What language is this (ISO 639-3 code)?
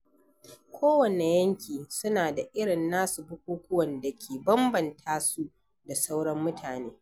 hau